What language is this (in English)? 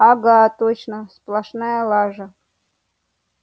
Russian